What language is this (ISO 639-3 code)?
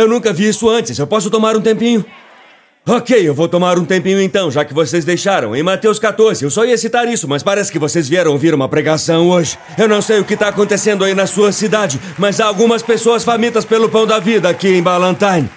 por